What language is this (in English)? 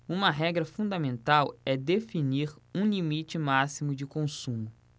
Portuguese